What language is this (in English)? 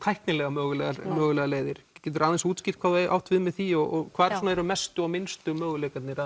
Icelandic